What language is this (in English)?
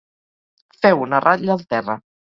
Catalan